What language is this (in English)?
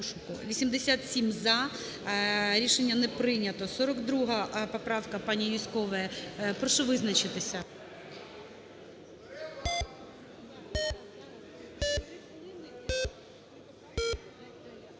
Ukrainian